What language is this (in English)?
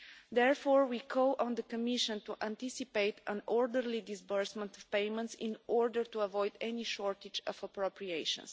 English